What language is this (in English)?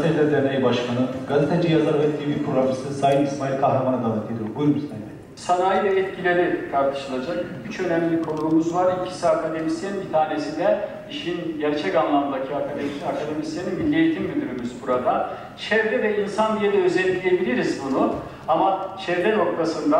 Turkish